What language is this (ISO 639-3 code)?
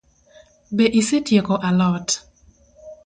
luo